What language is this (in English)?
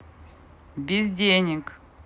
Russian